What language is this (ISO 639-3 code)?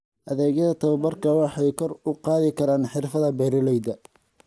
som